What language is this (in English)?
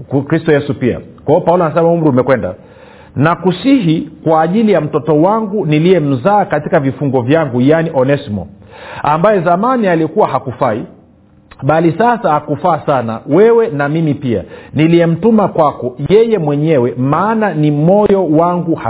Swahili